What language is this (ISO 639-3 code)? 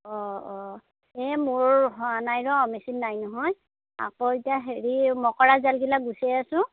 asm